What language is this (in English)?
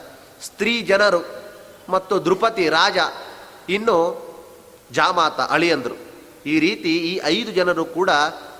Kannada